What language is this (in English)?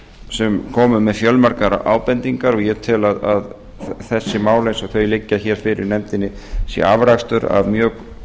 Icelandic